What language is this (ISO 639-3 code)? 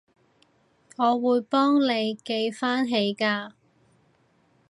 yue